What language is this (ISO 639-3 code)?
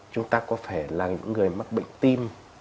vie